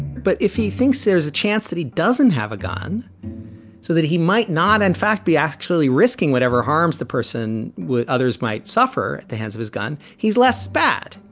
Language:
English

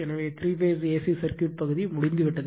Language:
Tamil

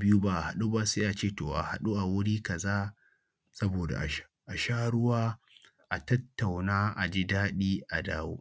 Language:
Hausa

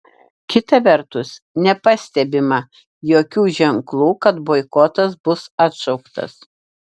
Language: Lithuanian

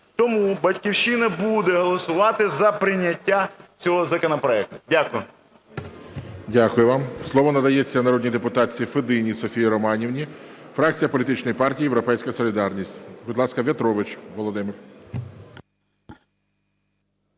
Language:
Ukrainian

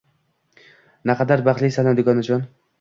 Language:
Uzbek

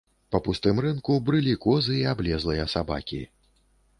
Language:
Belarusian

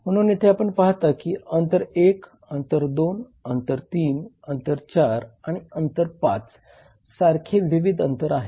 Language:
Marathi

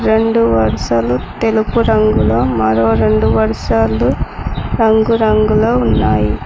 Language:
Telugu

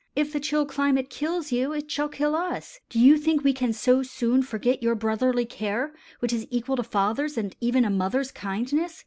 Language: English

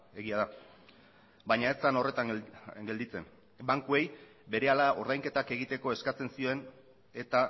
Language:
Basque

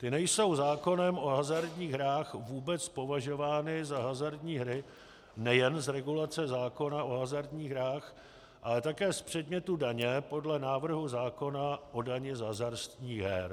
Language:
Czech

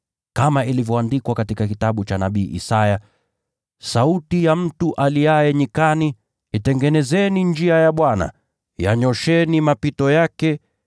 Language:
Swahili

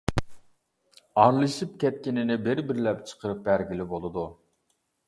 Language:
Uyghur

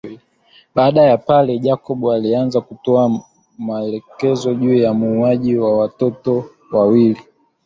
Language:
Swahili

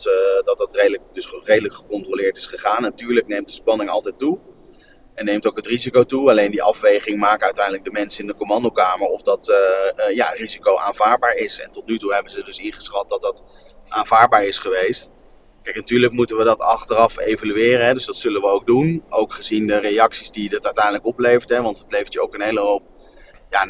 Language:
Dutch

